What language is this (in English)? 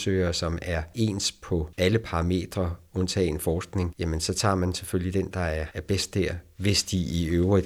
Danish